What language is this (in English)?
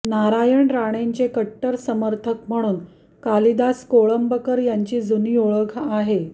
Marathi